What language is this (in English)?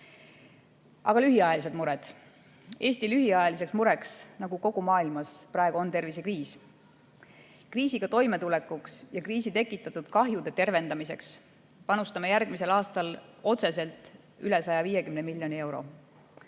Estonian